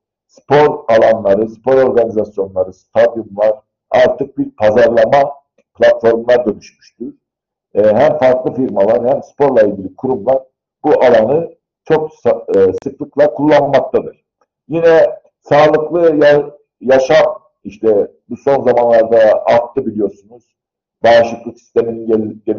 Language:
Turkish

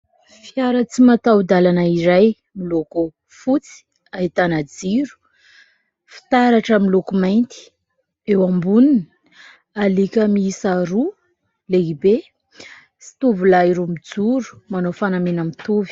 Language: Malagasy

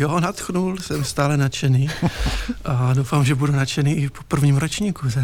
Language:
Czech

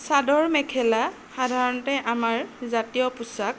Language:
Assamese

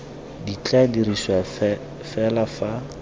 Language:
Tswana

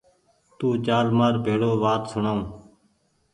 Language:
Goaria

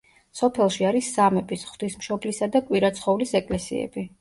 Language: Georgian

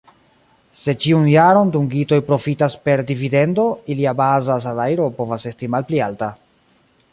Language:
Esperanto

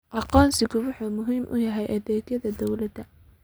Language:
Somali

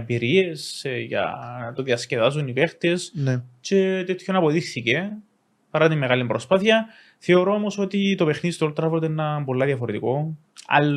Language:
Greek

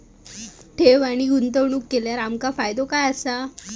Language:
Marathi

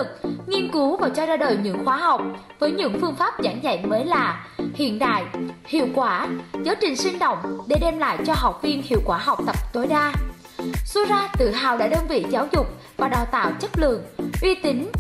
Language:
Vietnamese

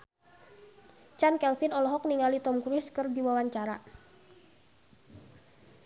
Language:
Sundanese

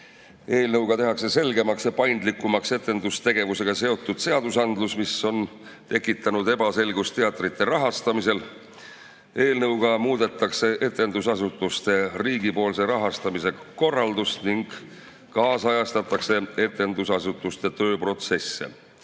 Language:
Estonian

